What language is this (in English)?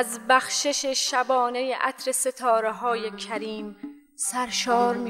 Persian